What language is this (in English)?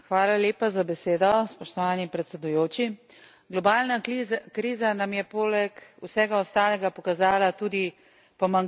Slovenian